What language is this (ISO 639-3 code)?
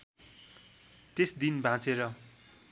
nep